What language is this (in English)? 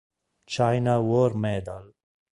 Italian